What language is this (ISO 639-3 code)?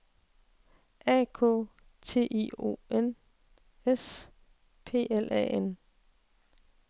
dan